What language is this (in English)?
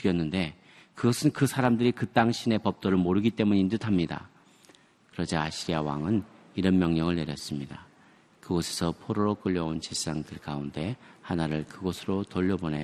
Korean